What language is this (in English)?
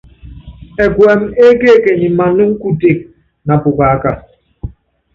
Yangben